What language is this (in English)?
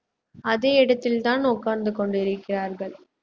Tamil